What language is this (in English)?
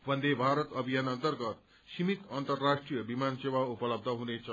Nepali